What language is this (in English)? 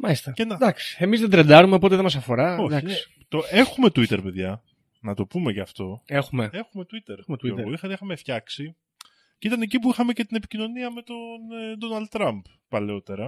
Greek